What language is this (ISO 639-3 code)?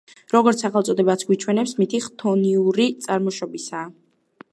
kat